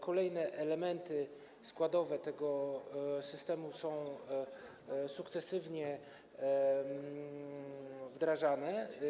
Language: Polish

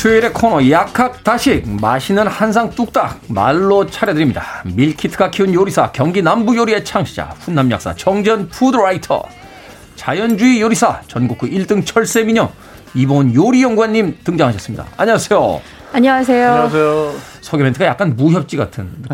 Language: Korean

